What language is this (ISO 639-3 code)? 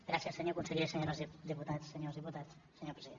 cat